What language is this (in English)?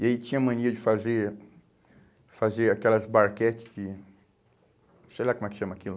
Portuguese